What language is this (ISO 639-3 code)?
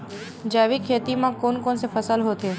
hne